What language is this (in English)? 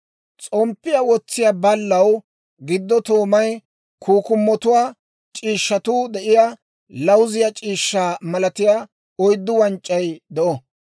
Dawro